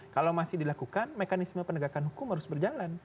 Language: Indonesian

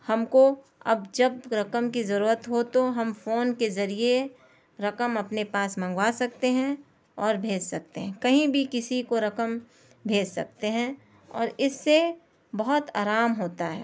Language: Urdu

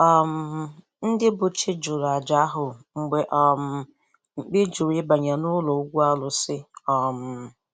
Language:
Igbo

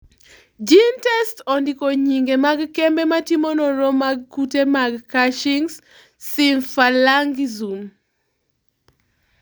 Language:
Luo (Kenya and Tanzania)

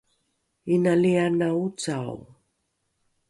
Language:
Rukai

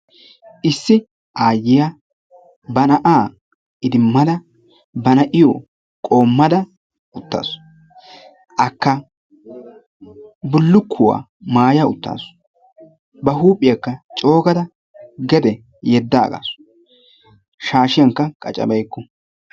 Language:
Wolaytta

